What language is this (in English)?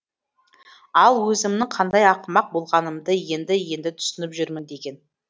Kazakh